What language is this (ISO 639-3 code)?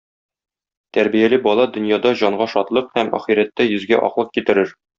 tat